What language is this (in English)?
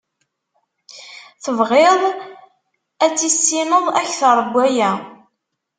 Kabyle